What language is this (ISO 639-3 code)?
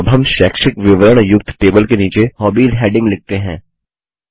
hin